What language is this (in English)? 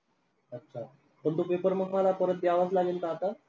Marathi